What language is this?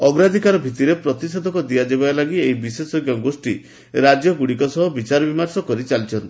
Odia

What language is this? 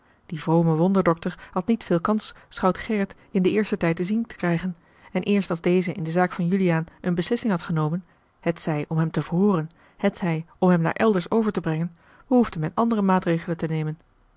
Dutch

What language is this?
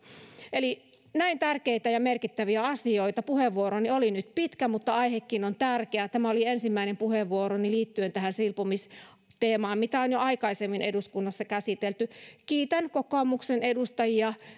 Finnish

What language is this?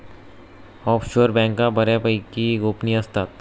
Marathi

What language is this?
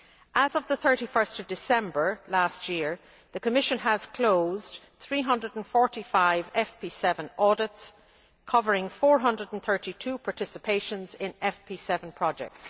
English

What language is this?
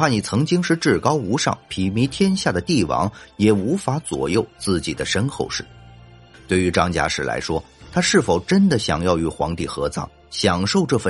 Chinese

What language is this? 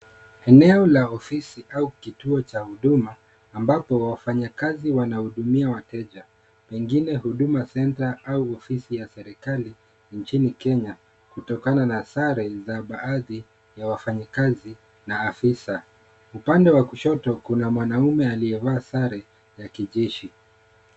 Swahili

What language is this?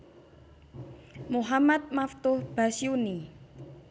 Javanese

